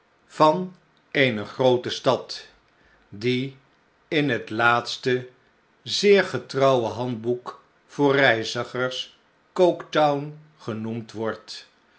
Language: Dutch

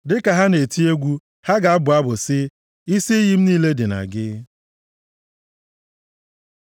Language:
Igbo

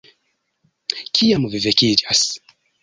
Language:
Esperanto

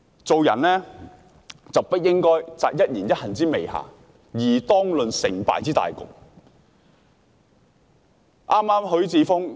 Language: Cantonese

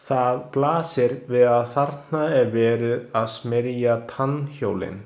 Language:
Icelandic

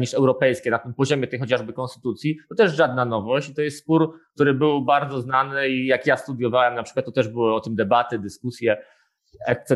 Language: Polish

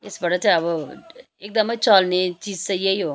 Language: Nepali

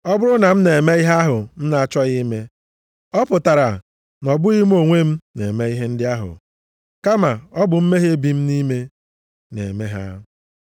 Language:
Igbo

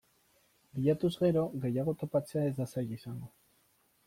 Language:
Basque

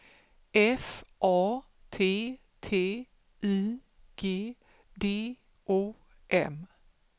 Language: Swedish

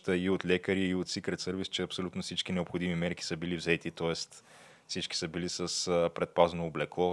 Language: Bulgarian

